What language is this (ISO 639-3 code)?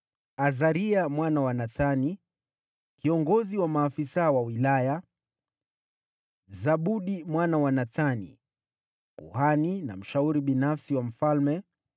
swa